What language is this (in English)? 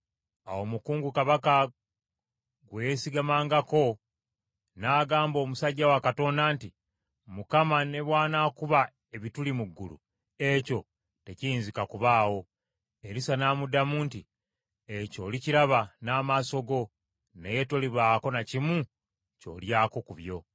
Ganda